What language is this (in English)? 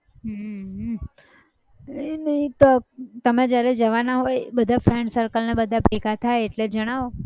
Gujarati